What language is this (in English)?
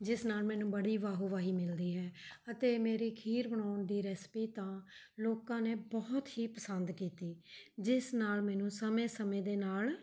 Punjabi